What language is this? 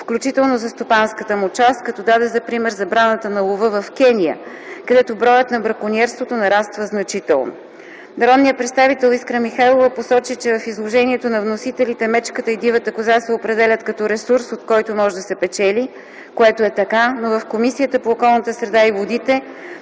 Bulgarian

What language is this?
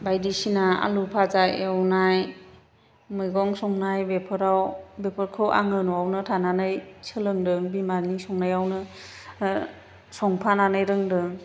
Bodo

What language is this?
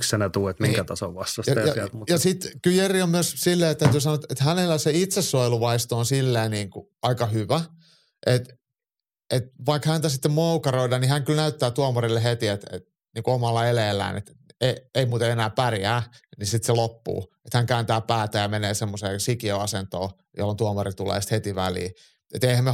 Finnish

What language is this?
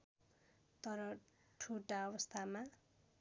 Nepali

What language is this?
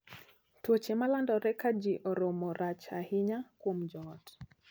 Luo (Kenya and Tanzania)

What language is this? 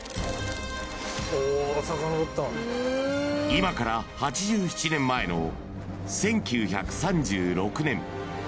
Japanese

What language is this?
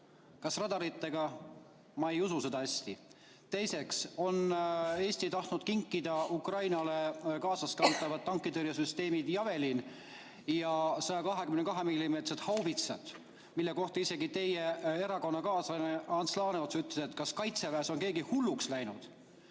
Estonian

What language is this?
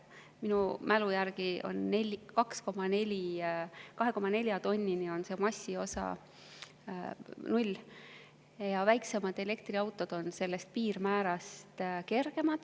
Estonian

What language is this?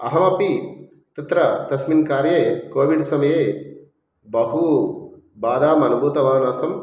Sanskrit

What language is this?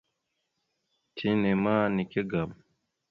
Mada (Cameroon)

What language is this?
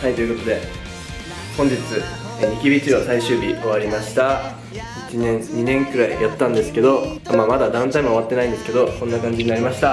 Japanese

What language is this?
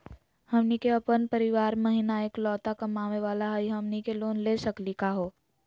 Magahi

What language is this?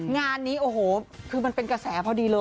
Thai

